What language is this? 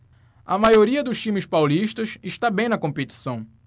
Portuguese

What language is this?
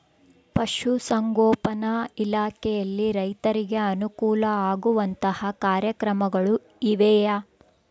Kannada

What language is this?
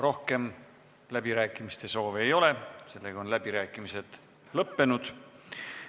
Estonian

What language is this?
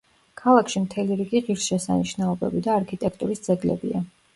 Georgian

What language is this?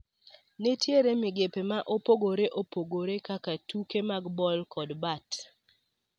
Luo (Kenya and Tanzania)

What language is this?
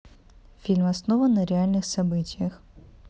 Russian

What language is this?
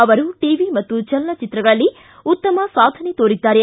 Kannada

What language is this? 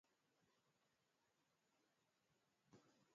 Swahili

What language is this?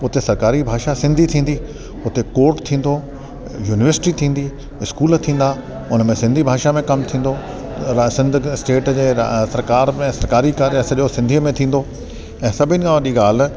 Sindhi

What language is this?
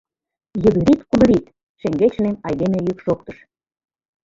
Mari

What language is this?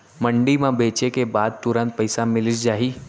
Chhattisgarhi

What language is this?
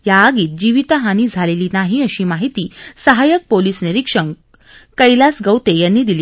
Marathi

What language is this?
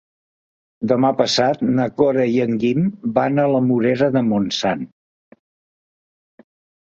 Catalan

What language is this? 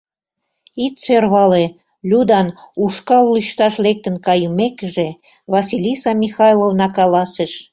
Mari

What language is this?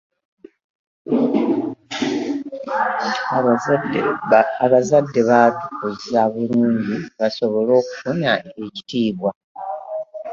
Ganda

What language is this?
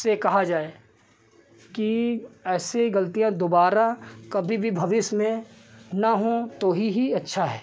Hindi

